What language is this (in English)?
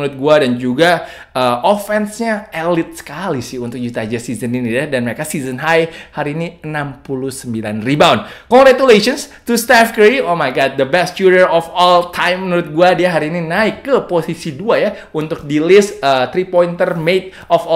Indonesian